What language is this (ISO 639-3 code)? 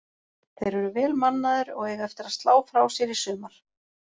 isl